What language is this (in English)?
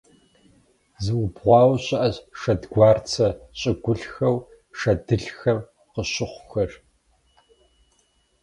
Kabardian